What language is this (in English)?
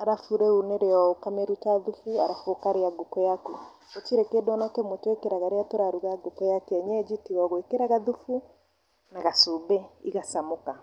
Kikuyu